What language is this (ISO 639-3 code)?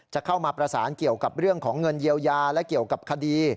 tha